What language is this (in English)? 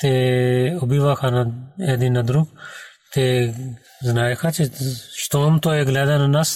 Bulgarian